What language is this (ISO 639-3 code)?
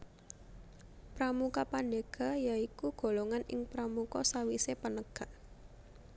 jav